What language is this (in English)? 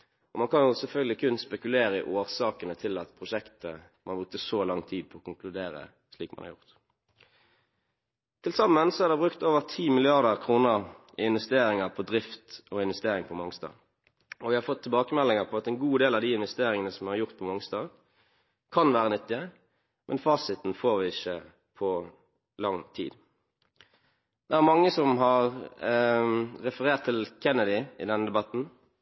Norwegian Bokmål